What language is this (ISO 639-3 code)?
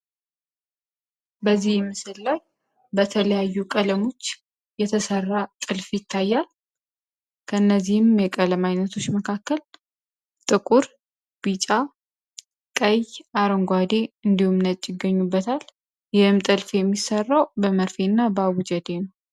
amh